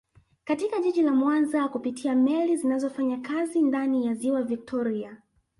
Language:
Swahili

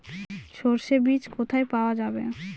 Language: Bangla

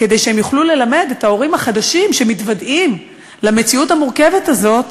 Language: Hebrew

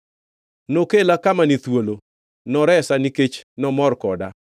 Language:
Luo (Kenya and Tanzania)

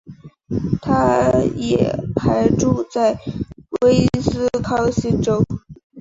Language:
Chinese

